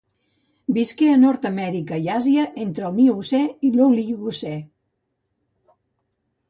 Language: Catalan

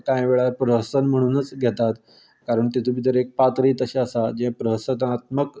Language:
Konkani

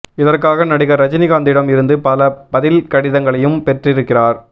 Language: Tamil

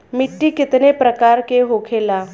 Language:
Bhojpuri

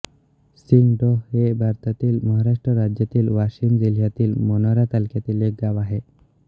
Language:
Marathi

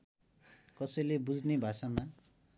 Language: Nepali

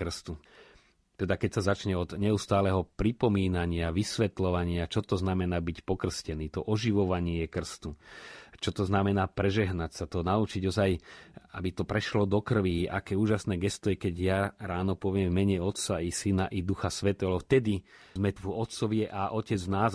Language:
Slovak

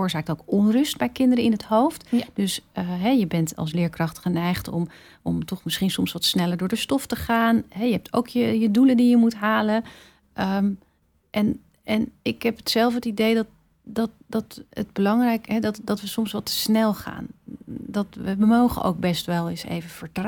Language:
Dutch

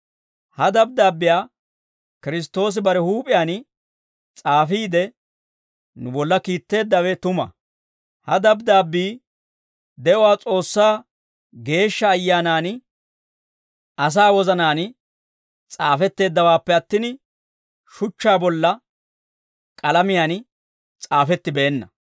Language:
Dawro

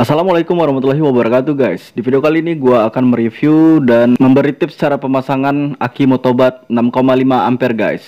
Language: Indonesian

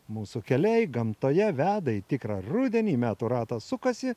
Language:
Lithuanian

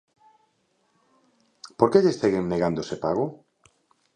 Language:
Galician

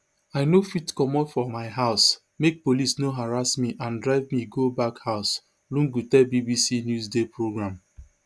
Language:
Nigerian Pidgin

